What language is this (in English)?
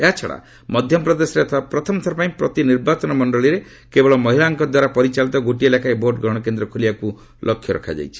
Odia